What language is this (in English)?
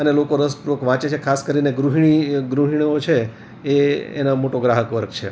Gujarati